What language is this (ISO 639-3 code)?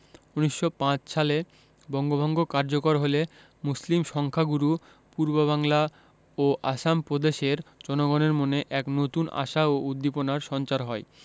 ben